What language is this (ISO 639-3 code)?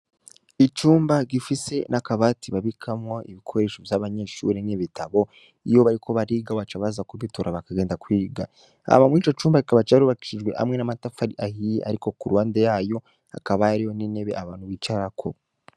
run